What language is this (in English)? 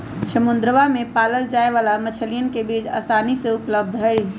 Magahi